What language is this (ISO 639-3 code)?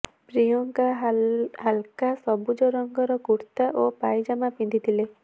ori